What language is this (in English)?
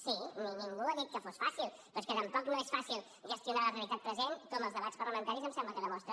Catalan